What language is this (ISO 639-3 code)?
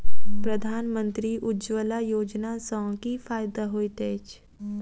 mai